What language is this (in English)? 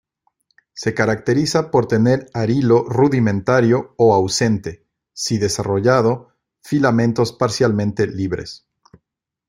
Spanish